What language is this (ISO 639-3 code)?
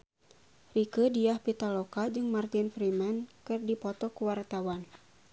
sun